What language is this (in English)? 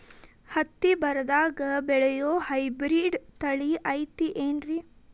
Kannada